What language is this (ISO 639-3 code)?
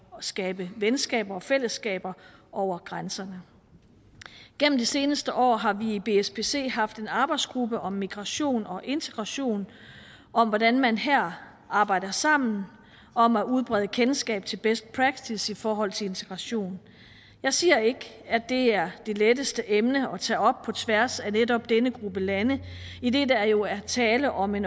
dan